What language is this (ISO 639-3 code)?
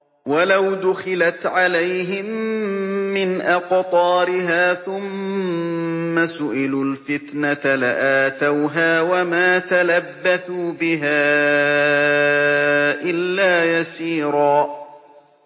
ara